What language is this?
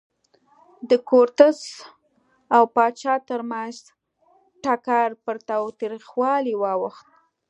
Pashto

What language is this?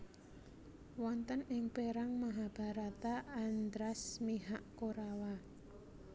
Javanese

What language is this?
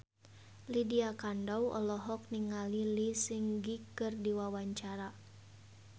Sundanese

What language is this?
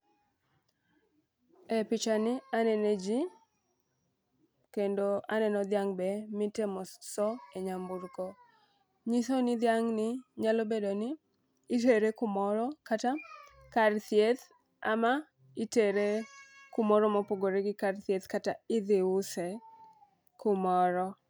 Luo (Kenya and Tanzania)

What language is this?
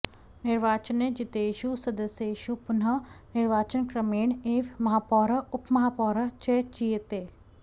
Sanskrit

